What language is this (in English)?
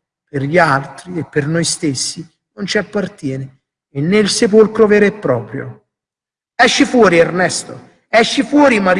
Italian